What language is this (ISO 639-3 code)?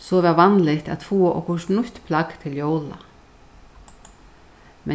fao